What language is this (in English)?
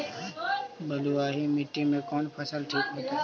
Magahi